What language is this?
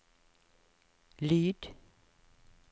Norwegian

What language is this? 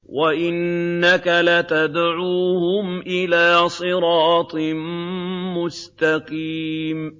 Arabic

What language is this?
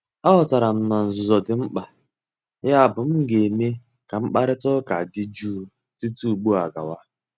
Igbo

